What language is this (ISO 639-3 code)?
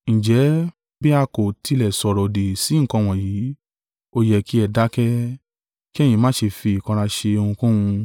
yor